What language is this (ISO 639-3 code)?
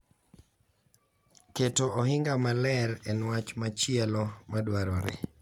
luo